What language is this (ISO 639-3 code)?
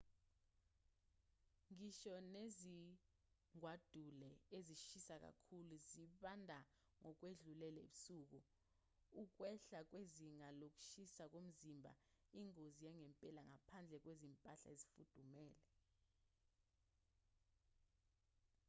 zul